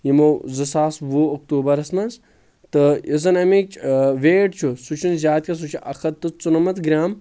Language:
Kashmiri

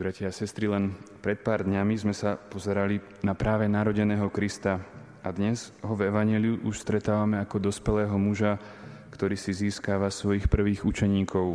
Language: Slovak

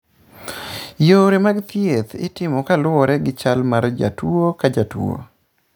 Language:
Luo (Kenya and Tanzania)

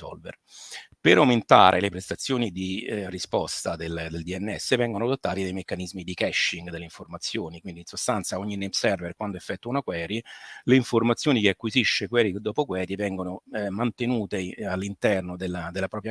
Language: Italian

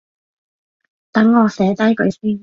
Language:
Cantonese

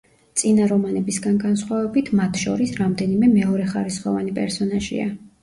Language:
Georgian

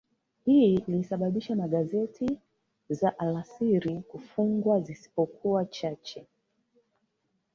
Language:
Swahili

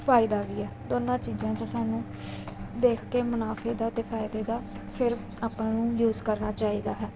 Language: Punjabi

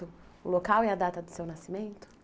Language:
Portuguese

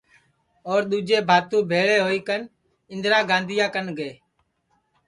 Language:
Sansi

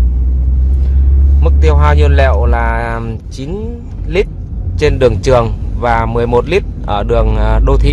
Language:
Vietnamese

